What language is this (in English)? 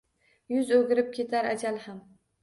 Uzbek